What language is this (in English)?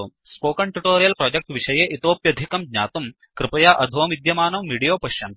Sanskrit